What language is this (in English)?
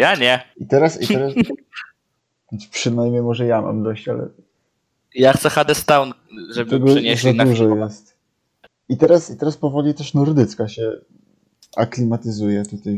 Polish